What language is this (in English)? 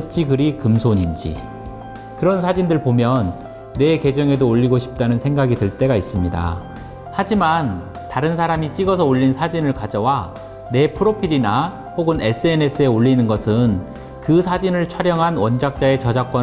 Korean